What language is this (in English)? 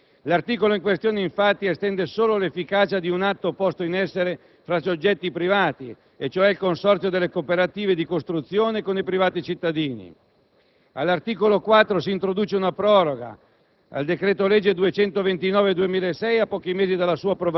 Italian